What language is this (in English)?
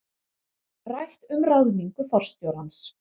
Icelandic